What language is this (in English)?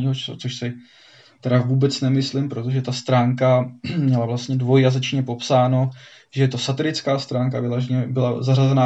Czech